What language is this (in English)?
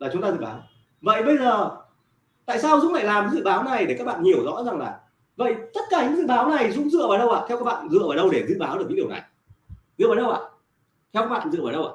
Vietnamese